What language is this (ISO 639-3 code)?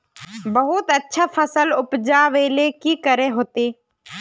mag